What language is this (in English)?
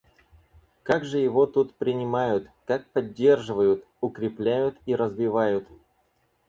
Russian